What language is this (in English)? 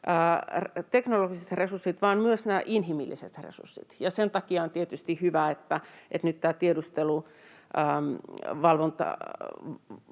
Finnish